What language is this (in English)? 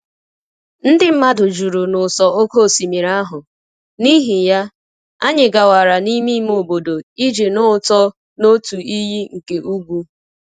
Igbo